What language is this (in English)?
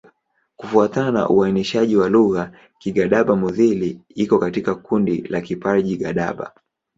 Swahili